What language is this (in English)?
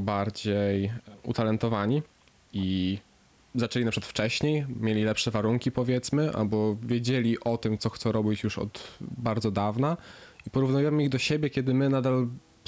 Polish